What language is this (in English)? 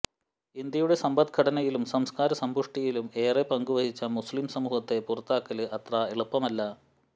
Malayalam